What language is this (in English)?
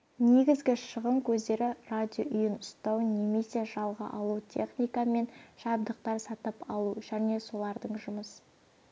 Kazakh